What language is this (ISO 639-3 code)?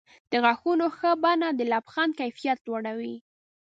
pus